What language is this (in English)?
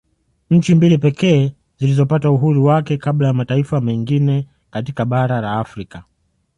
Swahili